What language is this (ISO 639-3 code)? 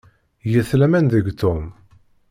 kab